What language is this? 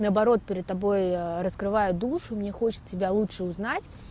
Russian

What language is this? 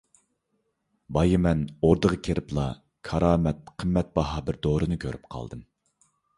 Uyghur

